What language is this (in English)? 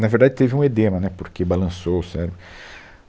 Portuguese